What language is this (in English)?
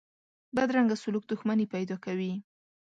Pashto